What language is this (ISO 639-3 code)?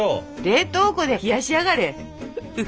jpn